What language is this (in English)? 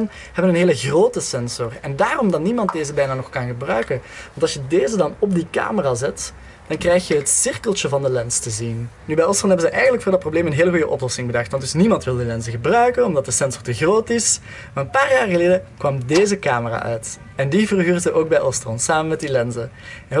Dutch